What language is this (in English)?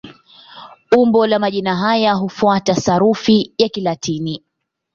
Swahili